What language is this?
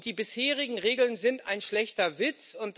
German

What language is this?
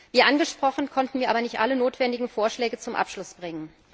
German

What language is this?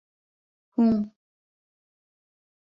Bashkir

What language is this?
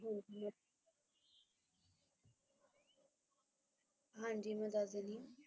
Punjabi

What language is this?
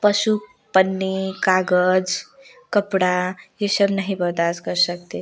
Hindi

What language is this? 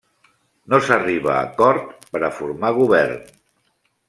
Catalan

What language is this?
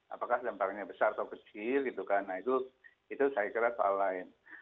Indonesian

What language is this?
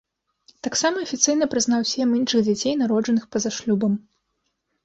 Belarusian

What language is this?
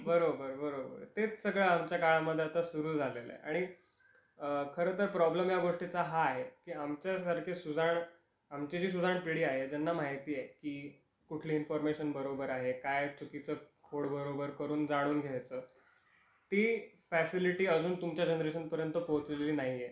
Marathi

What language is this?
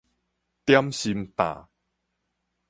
Min Nan Chinese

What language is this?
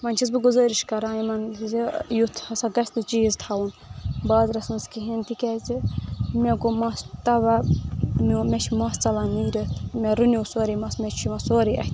Kashmiri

